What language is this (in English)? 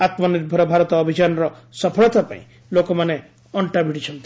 Odia